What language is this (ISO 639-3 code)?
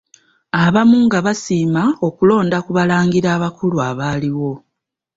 lug